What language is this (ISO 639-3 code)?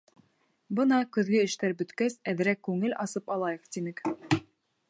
bak